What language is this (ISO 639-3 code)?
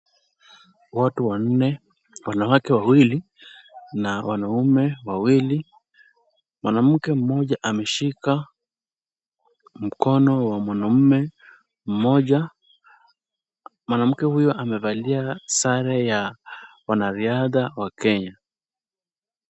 swa